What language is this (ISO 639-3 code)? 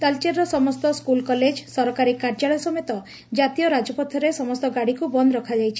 ori